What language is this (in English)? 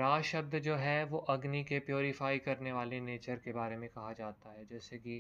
Hindi